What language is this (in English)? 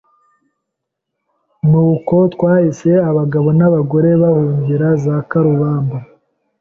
Kinyarwanda